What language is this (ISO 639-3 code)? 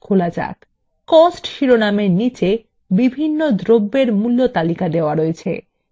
ben